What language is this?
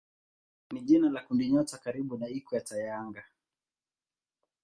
Swahili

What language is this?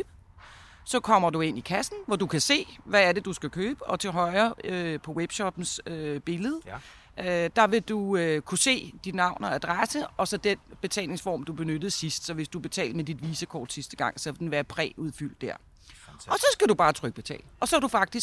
Danish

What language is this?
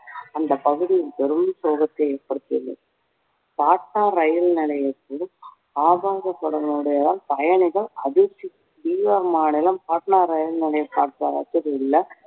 Tamil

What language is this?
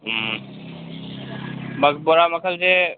Manipuri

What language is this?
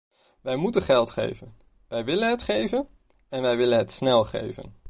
Dutch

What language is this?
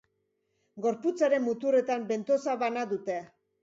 Basque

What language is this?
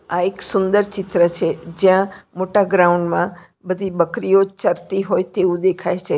Gujarati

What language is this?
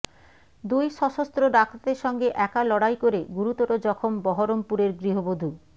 Bangla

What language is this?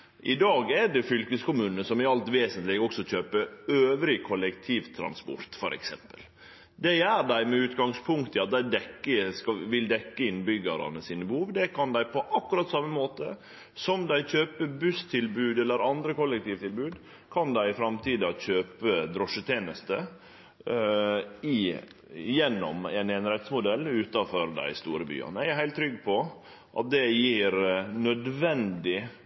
Norwegian Nynorsk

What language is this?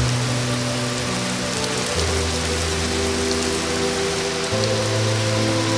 Vietnamese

